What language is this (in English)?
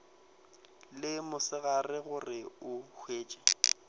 Northern Sotho